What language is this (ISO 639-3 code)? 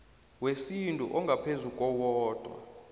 nbl